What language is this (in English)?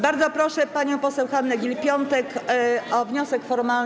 Polish